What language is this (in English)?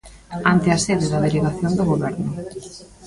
Galician